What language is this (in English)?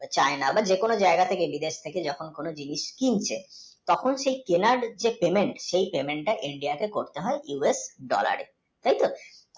Bangla